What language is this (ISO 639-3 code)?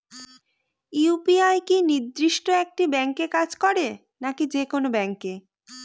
ben